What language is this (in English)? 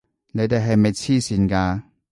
Cantonese